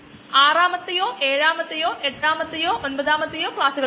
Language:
Malayalam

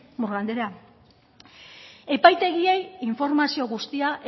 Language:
Basque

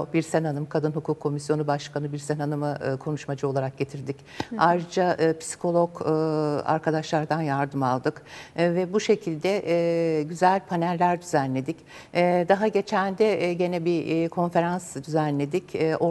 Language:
Turkish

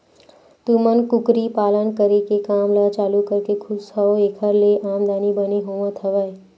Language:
Chhattisgarhi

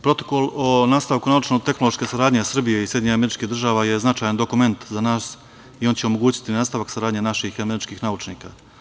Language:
Serbian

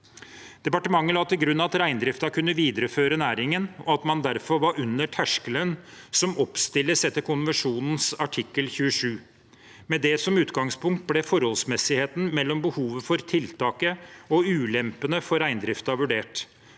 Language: Norwegian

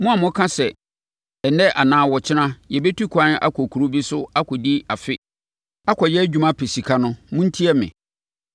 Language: Akan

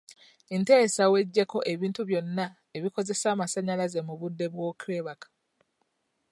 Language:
Ganda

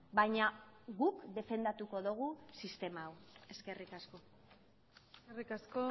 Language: Basque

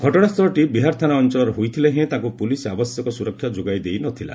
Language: Odia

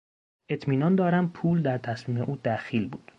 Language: Persian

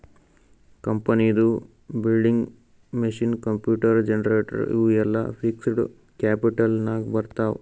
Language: Kannada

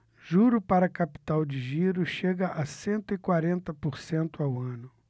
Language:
Portuguese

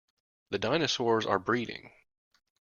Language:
English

